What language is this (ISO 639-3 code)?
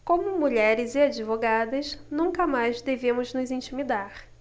por